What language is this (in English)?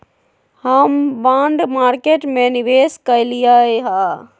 Magahi